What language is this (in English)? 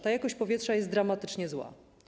Polish